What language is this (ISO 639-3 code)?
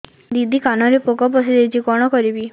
ori